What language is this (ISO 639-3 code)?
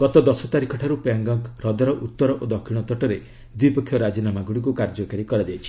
ori